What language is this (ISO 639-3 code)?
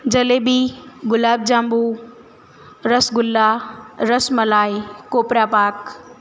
guj